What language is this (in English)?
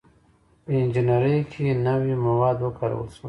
Pashto